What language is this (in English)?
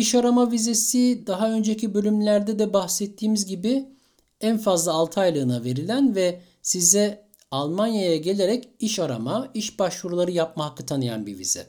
Turkish